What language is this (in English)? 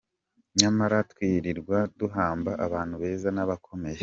Kinyarwanda